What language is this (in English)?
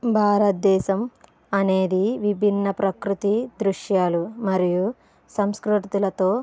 Telugu